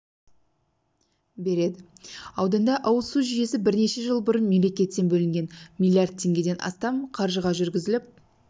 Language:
Kazakh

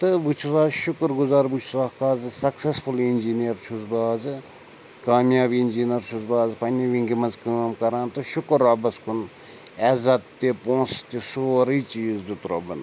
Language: Kashmiri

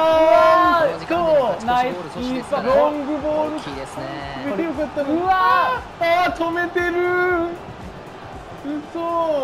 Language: Japanese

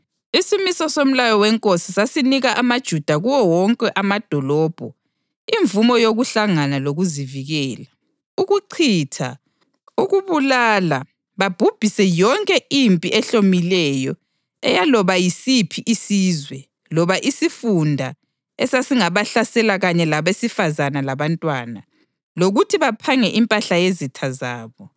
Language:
North Ndebele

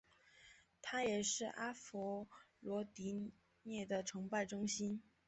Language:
Chinese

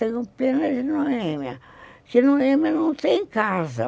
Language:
Portuguese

